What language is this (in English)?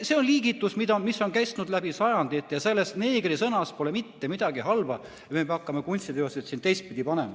Estonian